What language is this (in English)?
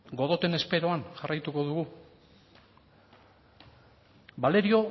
Basque